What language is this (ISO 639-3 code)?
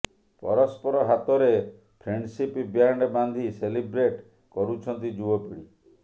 ori